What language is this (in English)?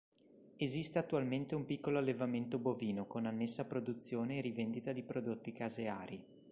Italian